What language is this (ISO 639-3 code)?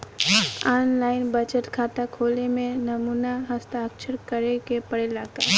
bho